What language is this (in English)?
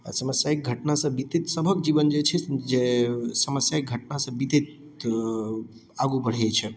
Maithili